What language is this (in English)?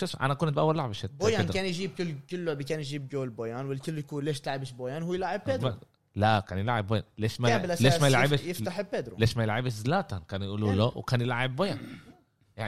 Arabic